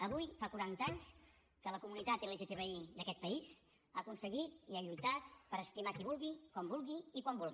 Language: Catalan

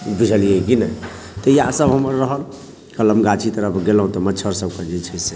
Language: Maithili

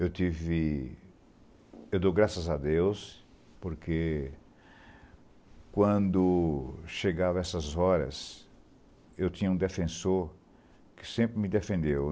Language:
Portuguese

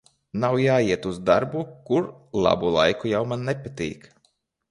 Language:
Latvian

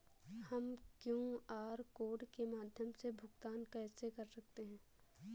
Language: Hindi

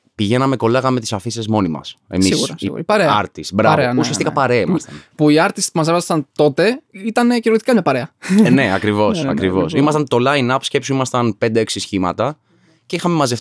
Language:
Greek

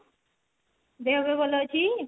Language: Odia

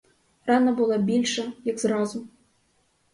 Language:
Ukrainian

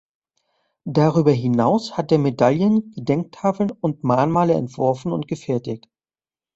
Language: German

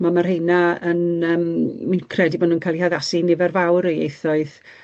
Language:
Welsh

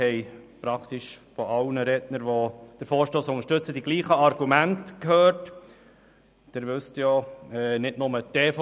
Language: Swiss German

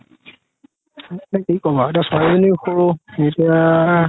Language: Assamese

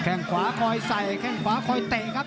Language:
Thai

